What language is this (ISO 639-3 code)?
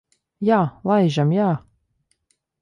lav